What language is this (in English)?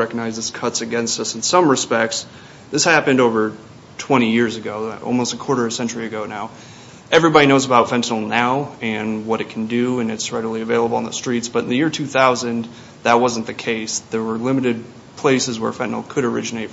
English